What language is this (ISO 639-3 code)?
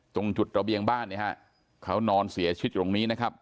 tha